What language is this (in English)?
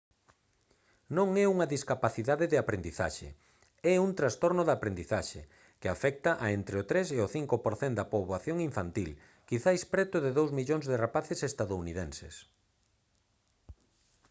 Galician